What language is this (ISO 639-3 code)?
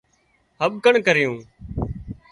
kxp